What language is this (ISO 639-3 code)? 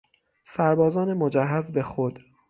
fas